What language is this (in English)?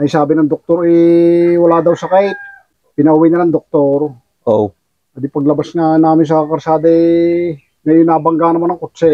Filipino